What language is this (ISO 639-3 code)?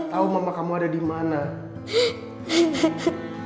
ind